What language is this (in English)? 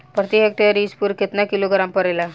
Bhojpuri